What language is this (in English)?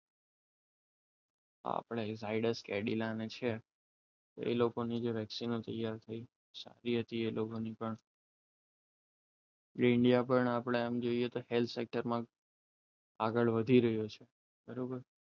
Gujarati